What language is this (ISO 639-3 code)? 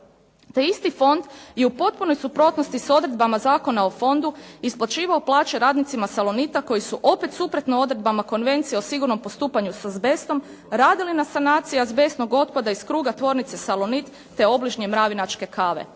hrv